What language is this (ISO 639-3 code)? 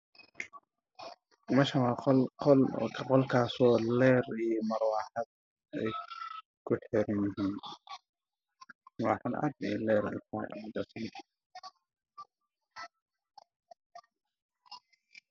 som